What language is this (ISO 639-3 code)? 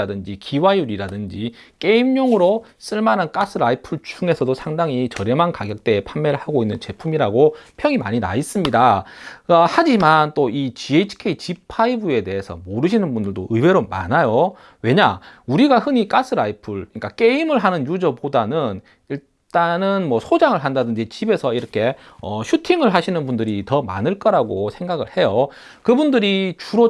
kor